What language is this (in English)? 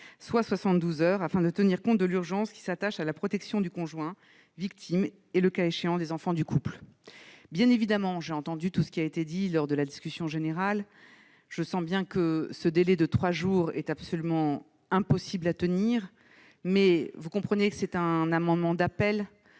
French